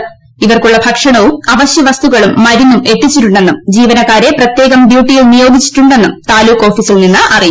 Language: Malayalam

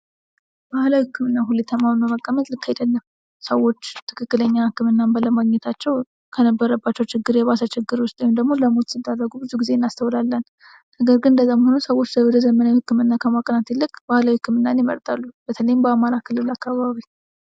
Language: Amharic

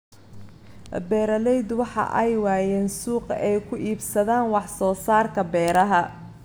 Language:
Somali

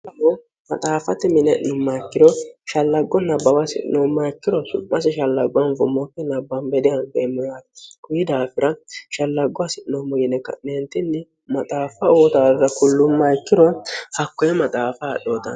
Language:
Sidamo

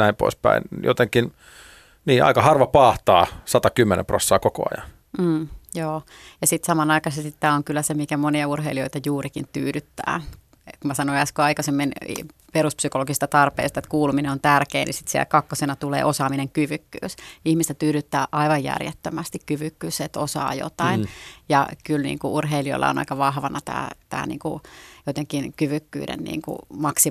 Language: Finnish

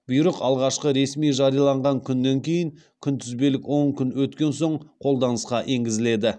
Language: Kazakh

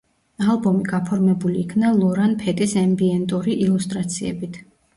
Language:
Georgian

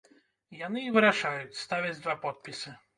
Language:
Belarusian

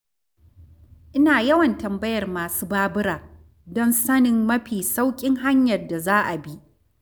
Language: Hausa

